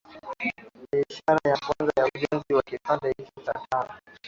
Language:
Swahili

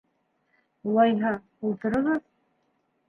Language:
Bashkir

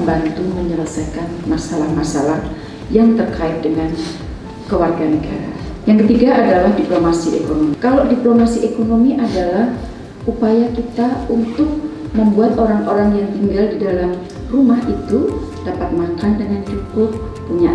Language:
Indonesian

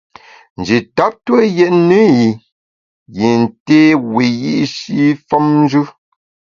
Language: Bamun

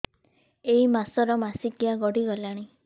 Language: Odia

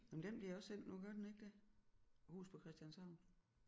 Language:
Danish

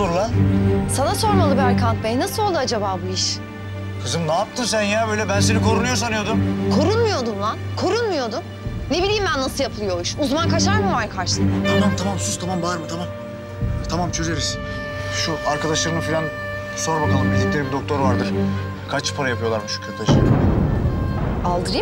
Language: Turkish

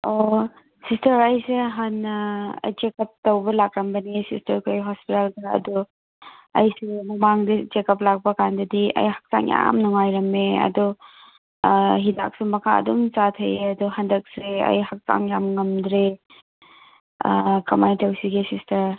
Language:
Manipuri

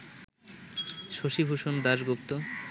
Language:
Bangla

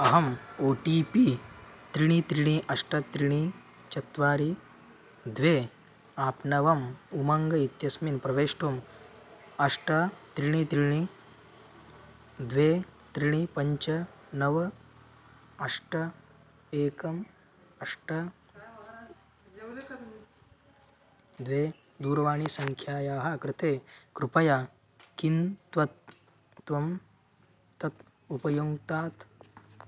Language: Sanskrit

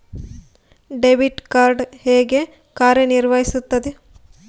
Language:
Kannada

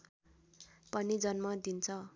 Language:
Nepali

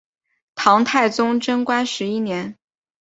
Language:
Chinese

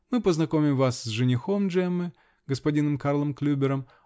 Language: Russian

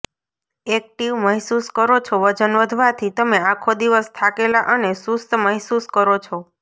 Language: Gujarati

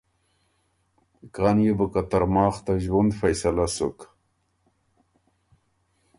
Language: Ormuri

